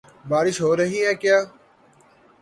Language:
Urdu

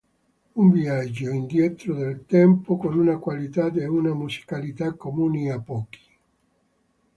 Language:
Italian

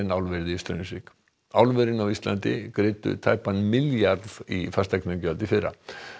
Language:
Icelandic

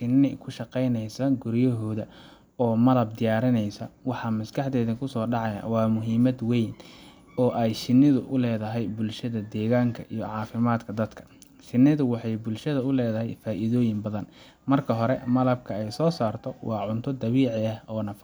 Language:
Somali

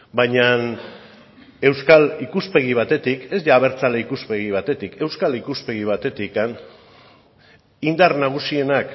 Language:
Basque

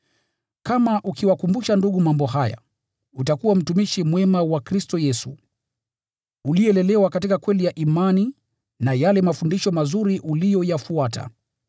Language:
Swahili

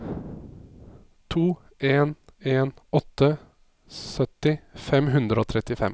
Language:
Norwegian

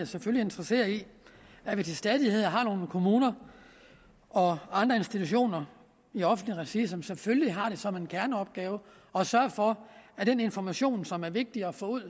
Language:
Danish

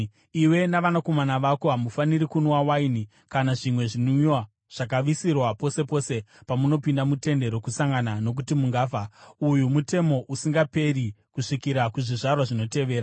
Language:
Shona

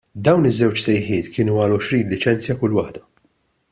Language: Maltese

